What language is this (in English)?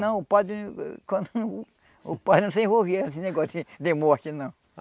Portuguese